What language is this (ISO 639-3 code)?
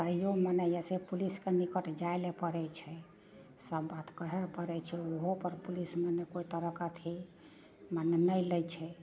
mai